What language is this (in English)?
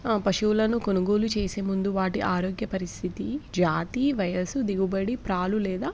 Telugu